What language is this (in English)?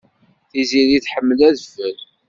Kabyle